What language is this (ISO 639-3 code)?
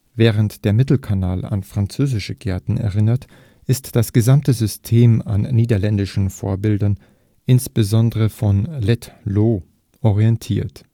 deu